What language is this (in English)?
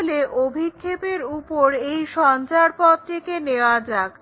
Bangla